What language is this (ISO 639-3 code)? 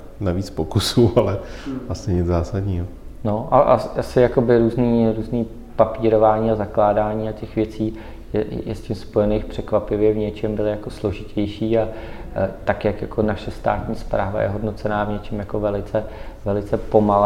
ces